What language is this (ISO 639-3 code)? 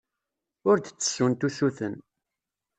kab